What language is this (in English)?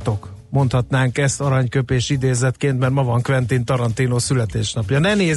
Hungarian